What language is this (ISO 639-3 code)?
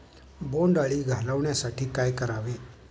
mar